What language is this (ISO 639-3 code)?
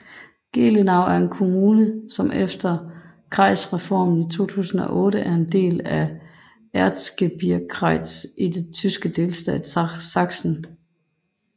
dan